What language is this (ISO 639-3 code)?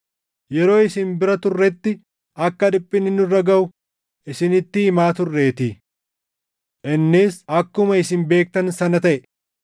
orm